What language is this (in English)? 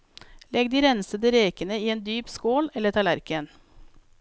Norwegian